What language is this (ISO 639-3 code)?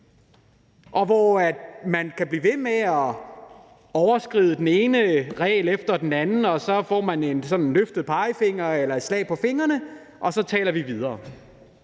dan